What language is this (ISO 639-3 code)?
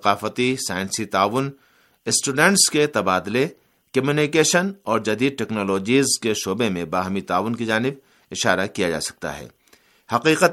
urd